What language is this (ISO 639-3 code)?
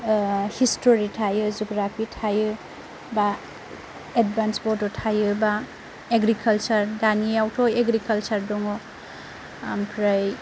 brx